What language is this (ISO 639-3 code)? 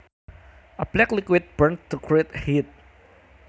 jav